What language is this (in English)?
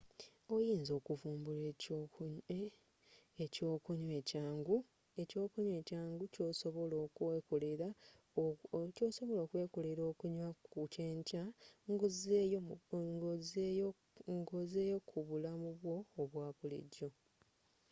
Ganda